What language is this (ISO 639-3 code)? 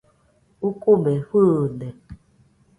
hux